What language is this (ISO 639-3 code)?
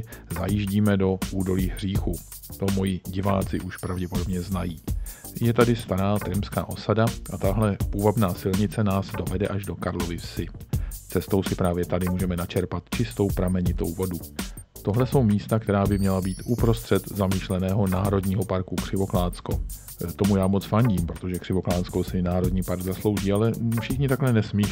ces